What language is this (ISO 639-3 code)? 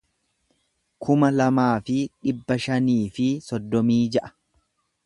orm